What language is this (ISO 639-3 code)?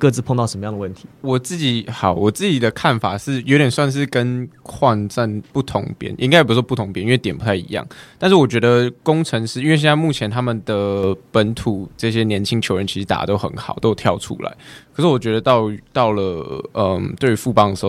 zho